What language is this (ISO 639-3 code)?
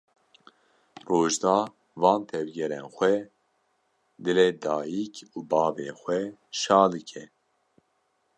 kur